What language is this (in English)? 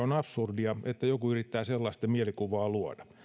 Finnish